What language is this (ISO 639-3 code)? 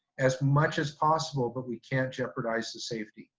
eng